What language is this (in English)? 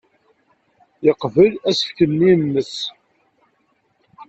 Kabyle